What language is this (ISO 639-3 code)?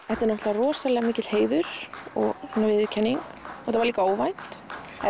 isl